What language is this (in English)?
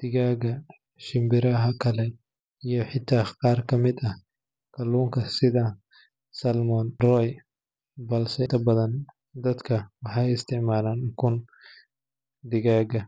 Somali